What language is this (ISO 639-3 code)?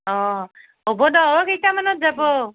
asm